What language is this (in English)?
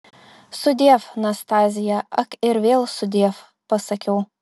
Lithuanian